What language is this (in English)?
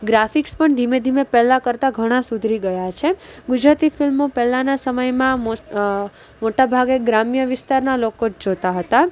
Gujarati